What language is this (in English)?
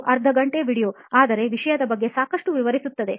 Kannada